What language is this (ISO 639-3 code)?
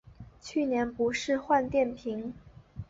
zho